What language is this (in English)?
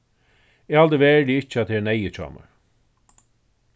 Faroese